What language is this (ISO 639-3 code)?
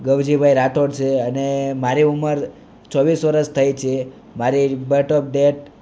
guj